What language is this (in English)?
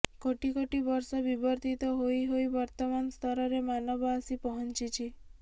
Odia